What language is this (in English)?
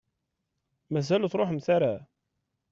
Kabyle